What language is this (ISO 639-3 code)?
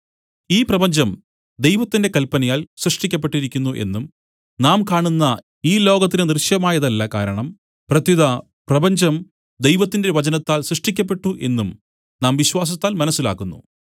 mal